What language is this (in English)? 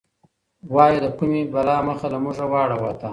Pashto